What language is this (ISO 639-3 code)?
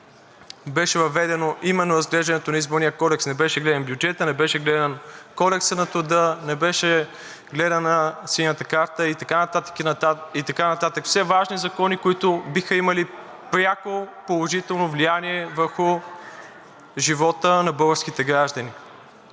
bul